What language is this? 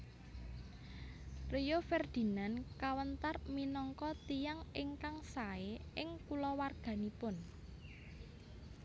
Javanese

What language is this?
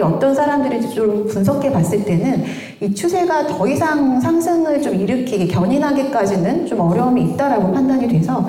Korean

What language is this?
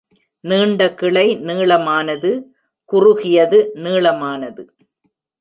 Tamil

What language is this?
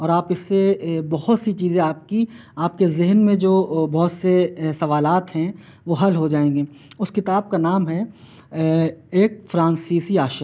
Urdu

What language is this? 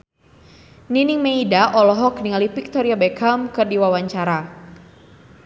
Sundanese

